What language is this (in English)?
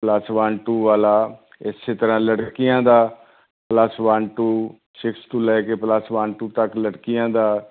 Punjabi